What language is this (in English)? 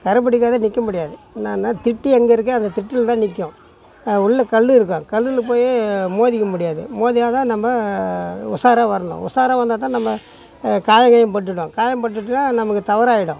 Tamil